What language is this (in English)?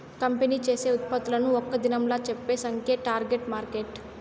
Telugu